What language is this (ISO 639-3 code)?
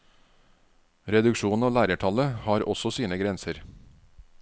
nor